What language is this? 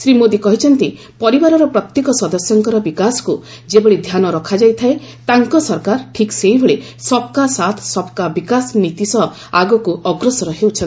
Odia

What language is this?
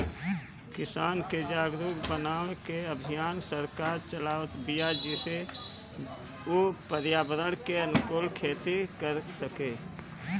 Bhojpuri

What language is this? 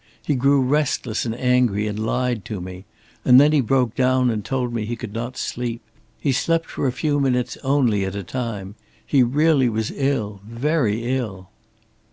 English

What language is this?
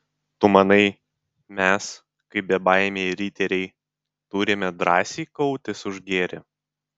Lithuanian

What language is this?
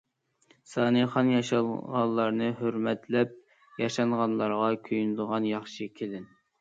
Uyghur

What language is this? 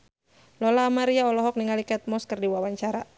Sundanese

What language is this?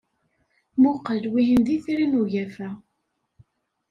Kabyle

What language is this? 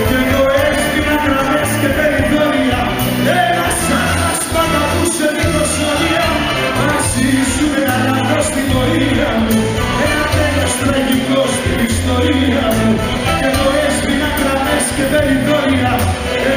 Greek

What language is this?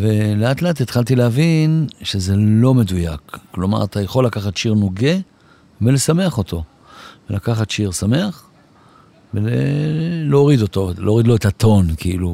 Hebrew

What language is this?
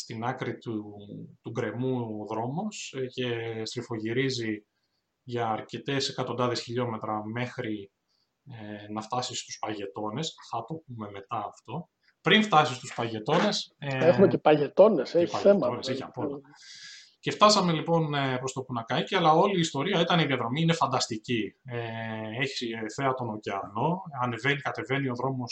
Greek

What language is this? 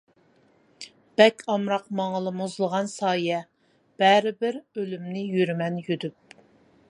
Uyghur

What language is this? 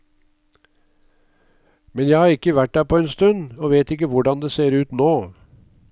Norwegian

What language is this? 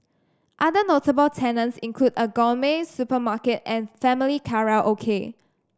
English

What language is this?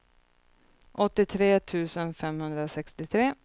Swedish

